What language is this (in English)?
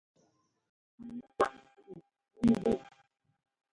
Ngomba